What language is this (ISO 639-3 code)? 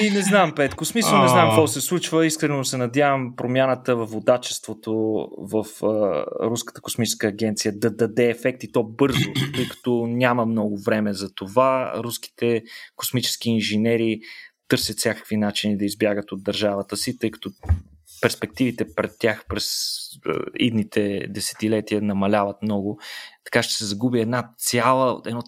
bul